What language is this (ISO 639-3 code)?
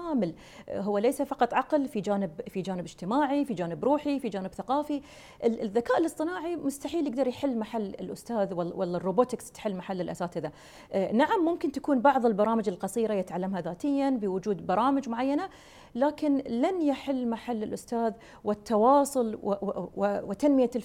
ara